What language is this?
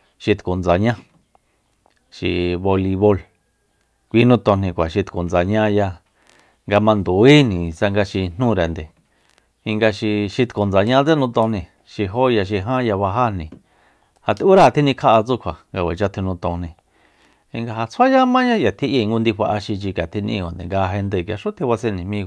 Soyaltepec Mazatec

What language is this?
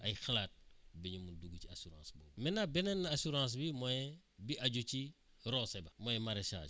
Wolof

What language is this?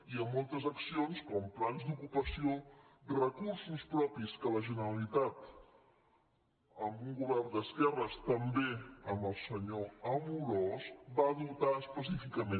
Catalan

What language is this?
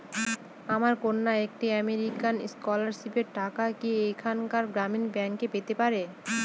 Bangla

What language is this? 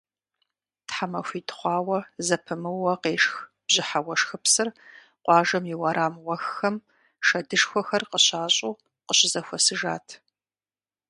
Kabardian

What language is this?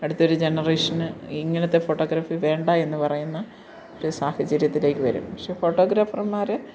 Malayalam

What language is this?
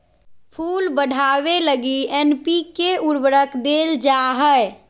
Magahi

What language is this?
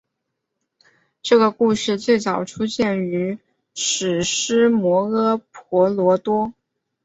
Chinese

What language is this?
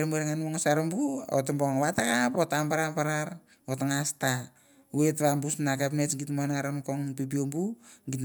Mandara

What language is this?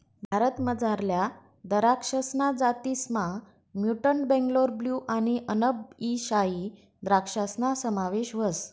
Marathi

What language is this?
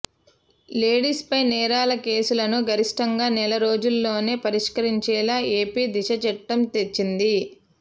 Telugu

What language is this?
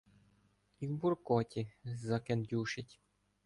Ukrainian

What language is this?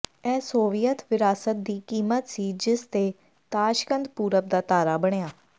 Punjabi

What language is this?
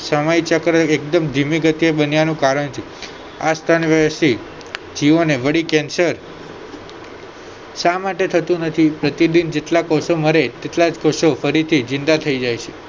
Gujarati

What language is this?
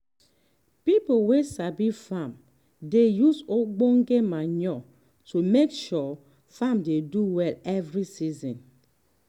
Nigerian Pidgin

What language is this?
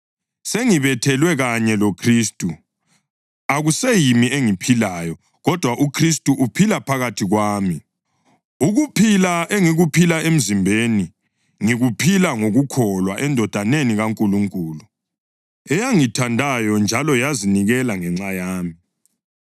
North Ndebele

